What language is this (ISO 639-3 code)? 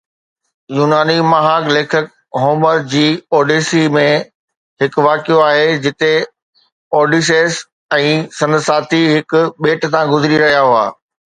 snd